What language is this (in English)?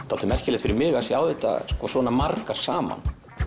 Icelandic